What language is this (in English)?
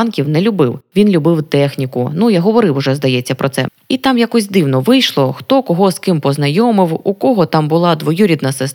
Ukrainian